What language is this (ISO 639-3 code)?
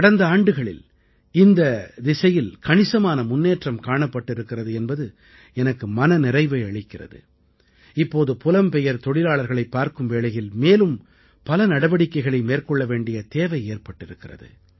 tam